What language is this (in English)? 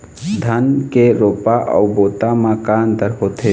Chhattisgarhi